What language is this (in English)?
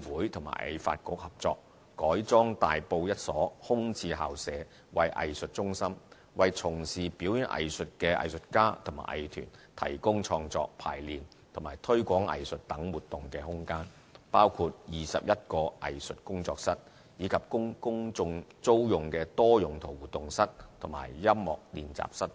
Cantonese